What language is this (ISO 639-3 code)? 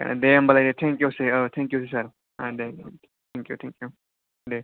brx